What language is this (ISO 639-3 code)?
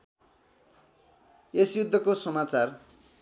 nep